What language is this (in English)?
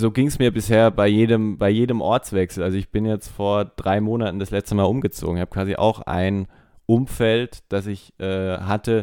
German